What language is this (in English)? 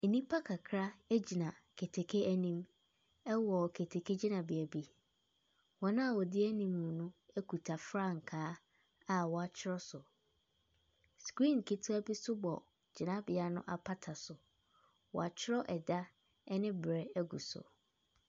Akan